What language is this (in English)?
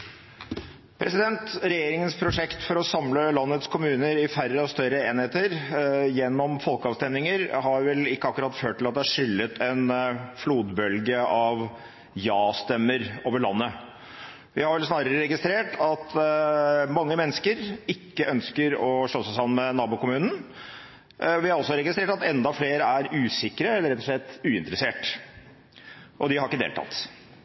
Norwegian Bokmål